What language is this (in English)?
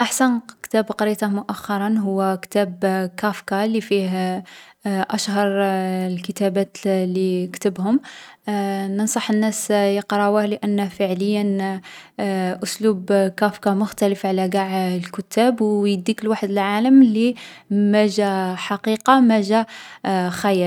Algerian Arabic